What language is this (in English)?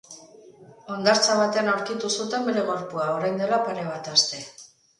Basque